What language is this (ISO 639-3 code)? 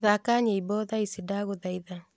kik